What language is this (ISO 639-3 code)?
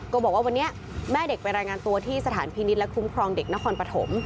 tha